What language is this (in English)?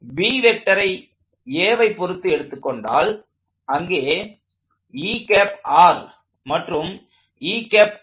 Tamil